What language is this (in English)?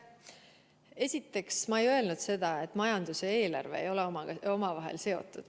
Estonian